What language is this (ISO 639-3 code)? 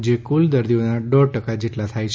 guj